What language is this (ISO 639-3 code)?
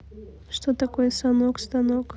rus